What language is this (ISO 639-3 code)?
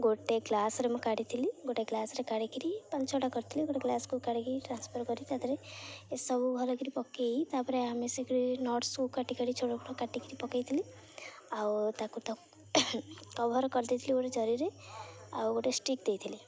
ori